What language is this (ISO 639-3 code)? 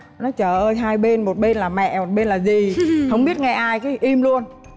vie